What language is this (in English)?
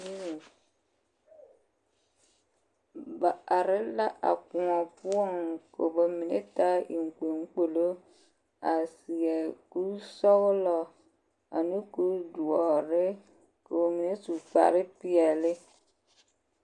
Southern Dagaare